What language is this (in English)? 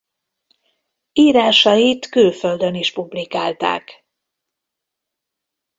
Hungarian